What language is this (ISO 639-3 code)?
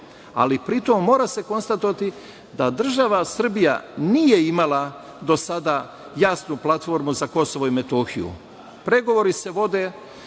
srp